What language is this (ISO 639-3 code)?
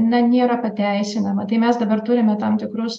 lit